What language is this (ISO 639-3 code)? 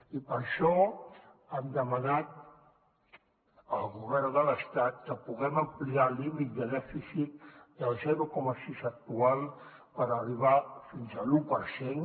cat